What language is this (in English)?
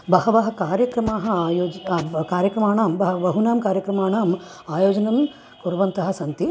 Sanskrit